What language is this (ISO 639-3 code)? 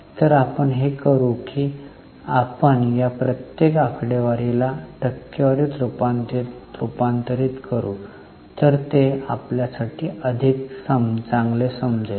mar